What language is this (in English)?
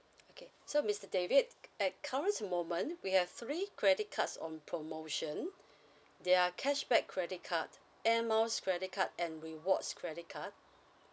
English